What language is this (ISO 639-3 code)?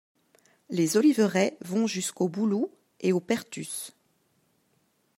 fra